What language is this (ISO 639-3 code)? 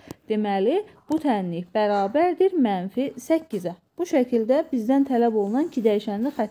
tur